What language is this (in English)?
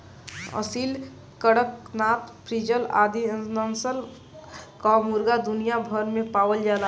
Bhojpuri